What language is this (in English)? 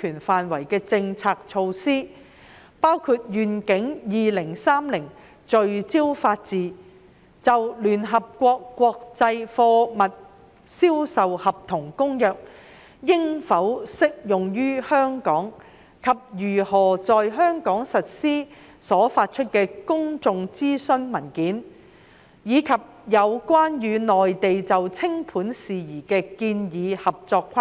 Cantonese